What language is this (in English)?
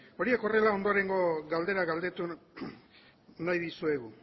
Basque